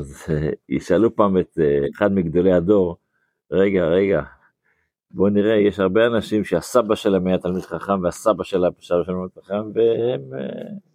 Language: Hebrew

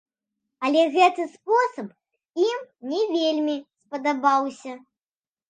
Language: Belarusian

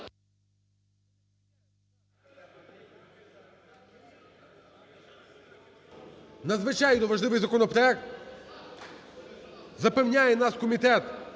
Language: Ukrainian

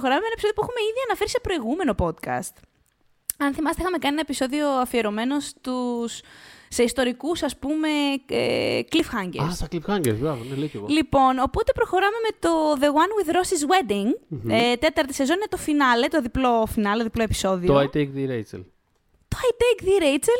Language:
Greek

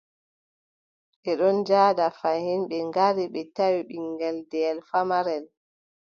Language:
Adamawa Fulfulde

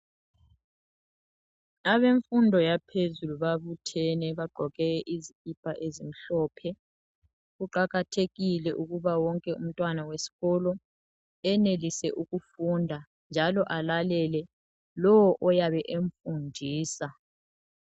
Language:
North Ndebele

